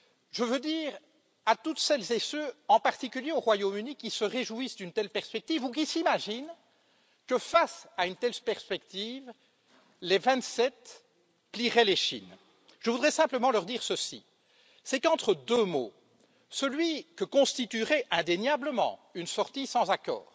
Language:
French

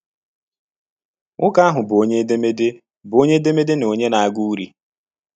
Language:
Igbo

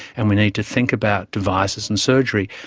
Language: English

